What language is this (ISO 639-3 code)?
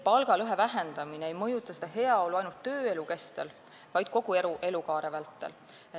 est